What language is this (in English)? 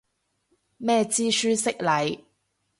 Cantonese